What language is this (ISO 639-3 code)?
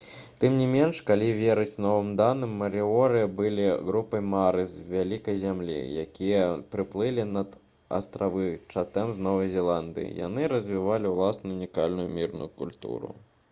bel